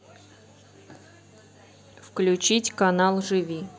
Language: Russian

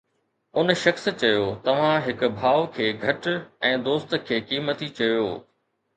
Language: Sindhi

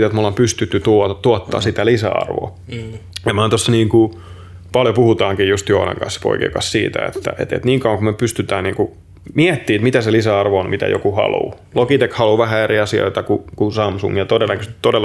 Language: Finnish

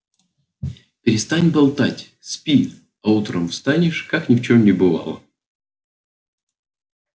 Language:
Russian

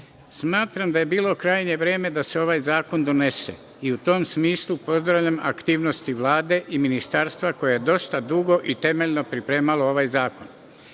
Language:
Serbian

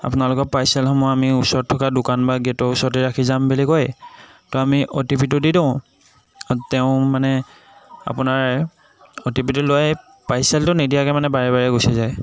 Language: Assamese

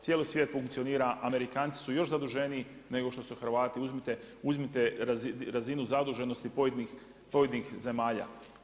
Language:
Croatian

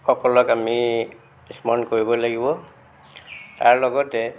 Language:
Assamese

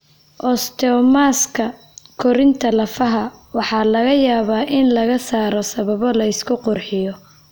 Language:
Somali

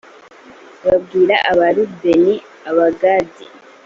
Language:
Kinyarwanda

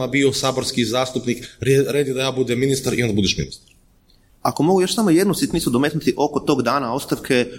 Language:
Croatian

